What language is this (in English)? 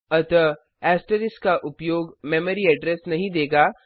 Hindi